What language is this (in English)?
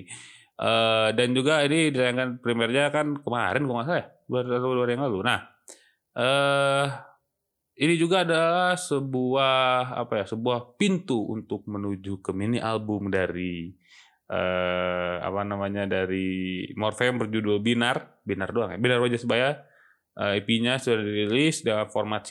Indonesian